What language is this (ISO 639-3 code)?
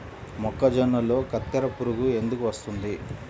tel